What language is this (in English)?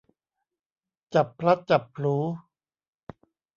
Thai